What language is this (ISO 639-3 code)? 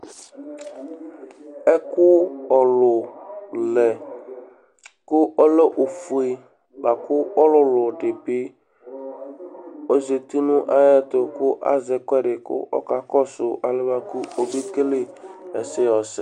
kpo